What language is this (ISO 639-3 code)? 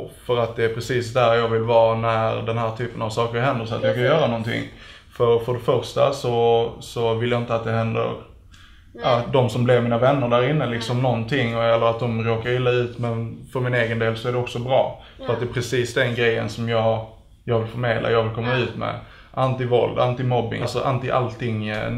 swe